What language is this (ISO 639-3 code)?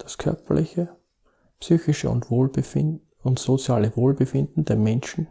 deu